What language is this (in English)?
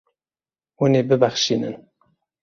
Kurdish